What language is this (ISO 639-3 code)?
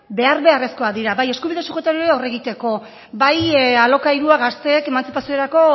eus